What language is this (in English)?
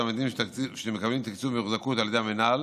Hebrew